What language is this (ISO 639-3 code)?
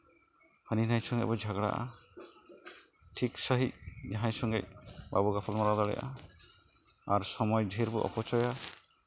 sat